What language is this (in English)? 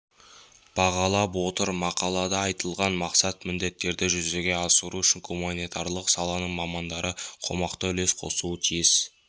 Kazakh